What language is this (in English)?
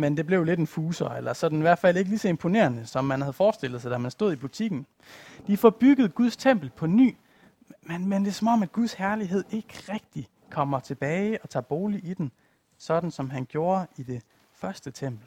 Danish